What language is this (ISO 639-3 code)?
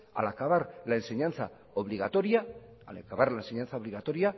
spa